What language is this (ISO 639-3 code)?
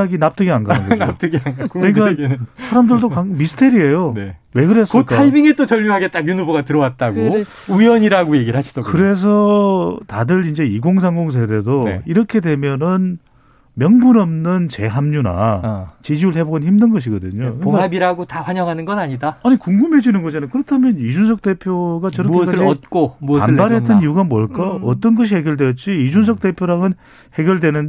kor